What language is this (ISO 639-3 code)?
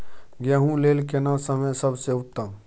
mai